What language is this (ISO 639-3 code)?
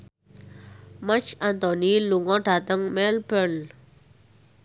jav